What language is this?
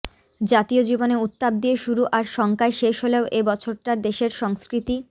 Bangla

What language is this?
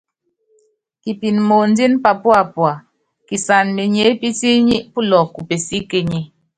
Yangben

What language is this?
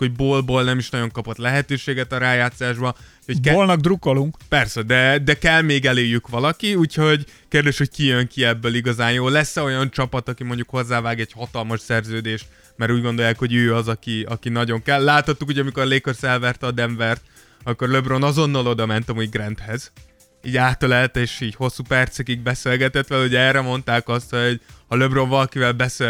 Hungarian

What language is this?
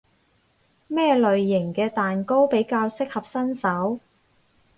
Cantonese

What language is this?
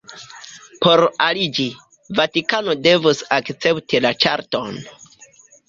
Esperanto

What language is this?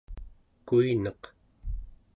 Central Yupik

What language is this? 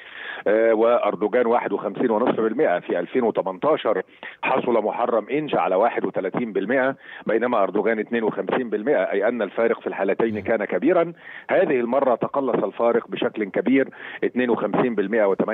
Arabic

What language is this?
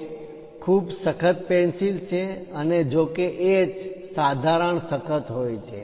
Gujarati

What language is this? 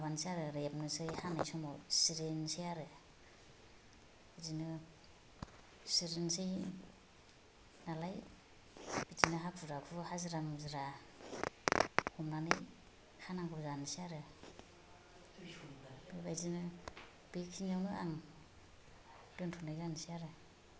Bodo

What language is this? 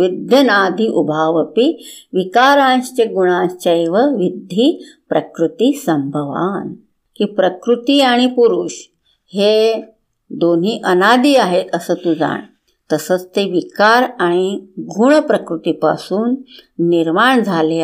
Hindi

